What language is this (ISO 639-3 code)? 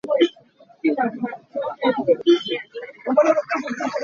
cnh